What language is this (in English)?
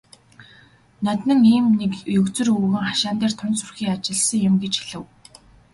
Mongolian